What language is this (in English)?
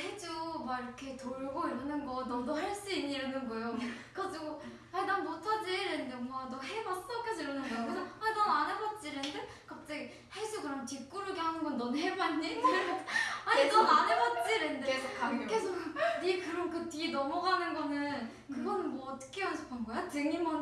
Korean